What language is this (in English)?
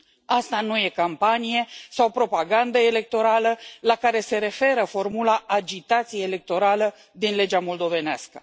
Romanian